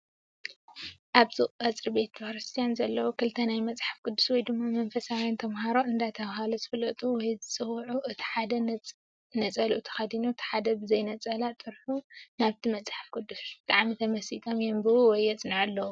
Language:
Tigrinya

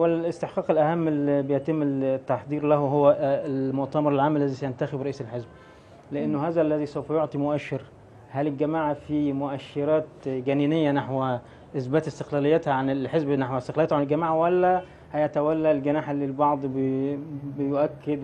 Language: Arabic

